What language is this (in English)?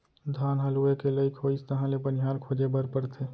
Chhattisgarhi